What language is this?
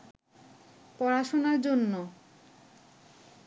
Bangla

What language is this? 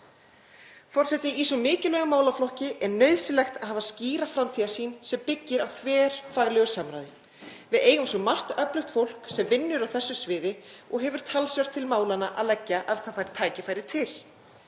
Icelandic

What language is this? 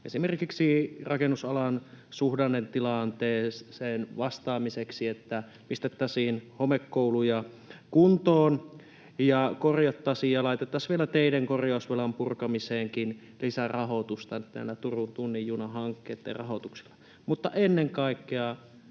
Finnish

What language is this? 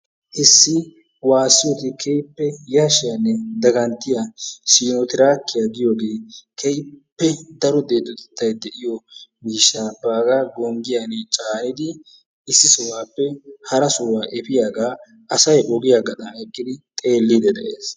Wolaytta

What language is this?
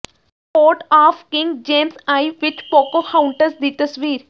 Punjabi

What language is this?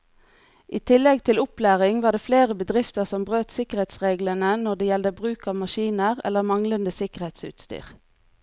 Norwegian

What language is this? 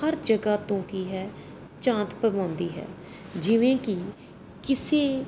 Punjabi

